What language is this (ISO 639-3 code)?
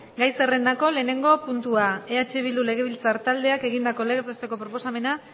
eus